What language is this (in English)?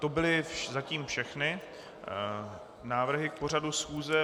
Czech